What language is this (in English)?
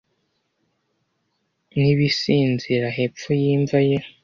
Kinyarwanda